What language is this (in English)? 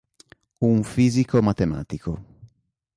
Italian